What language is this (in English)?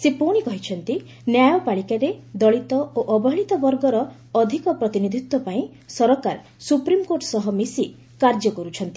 Odia